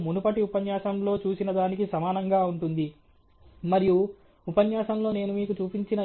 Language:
Telugu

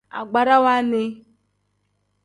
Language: Tem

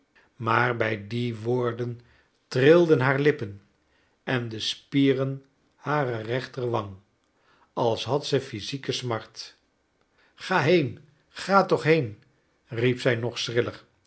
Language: Dutch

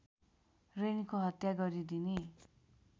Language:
Nepali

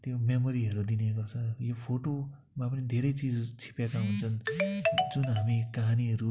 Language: Nepali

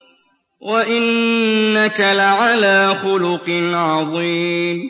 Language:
Arabic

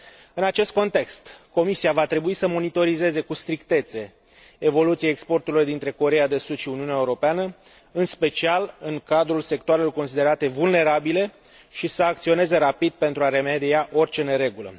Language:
Romanian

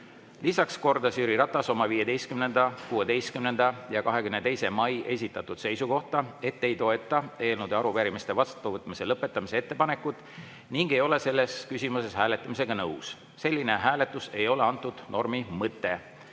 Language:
Estonian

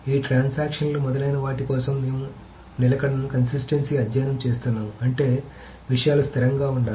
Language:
Telugu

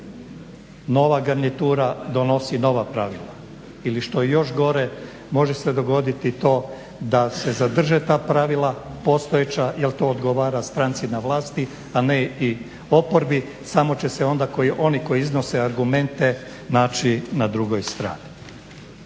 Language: Croatian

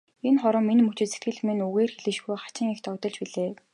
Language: Mongolian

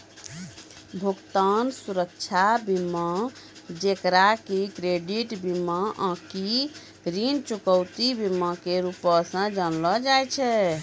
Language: Maithili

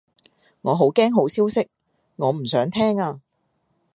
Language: Cantonese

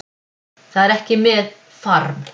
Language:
Icelandic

